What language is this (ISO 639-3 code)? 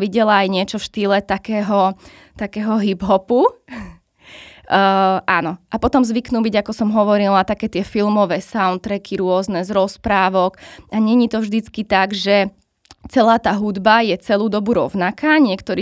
slk